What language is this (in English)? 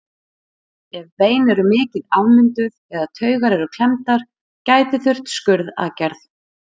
Icelandic